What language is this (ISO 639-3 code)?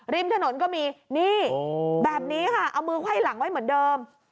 tha